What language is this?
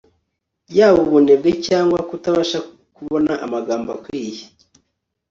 Kinyarwanda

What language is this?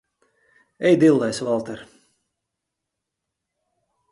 Latvian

